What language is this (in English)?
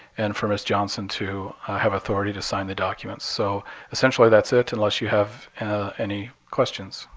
English